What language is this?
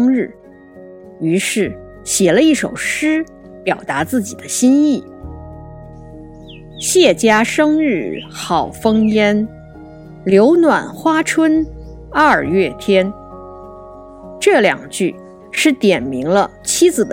Chinese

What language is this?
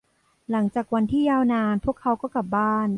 Thai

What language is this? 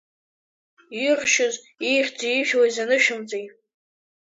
Abkhazian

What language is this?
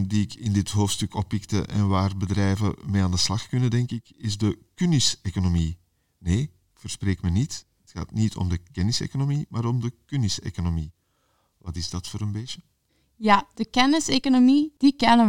Dutch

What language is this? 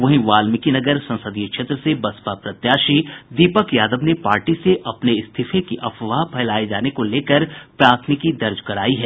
Hindi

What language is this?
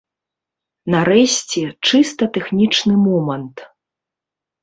Belarusian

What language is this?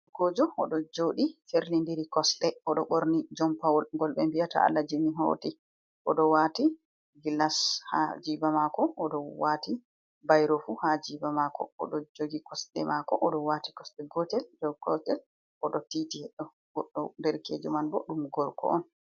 Fula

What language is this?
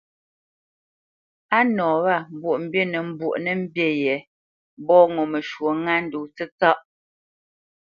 Bamenyam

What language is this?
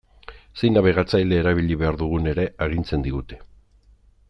Basque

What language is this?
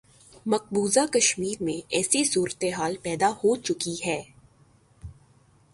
Urdu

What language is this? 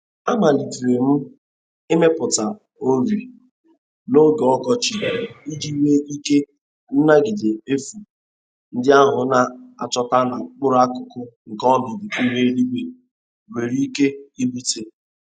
Igbo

